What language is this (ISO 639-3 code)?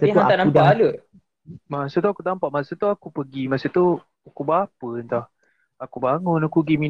msa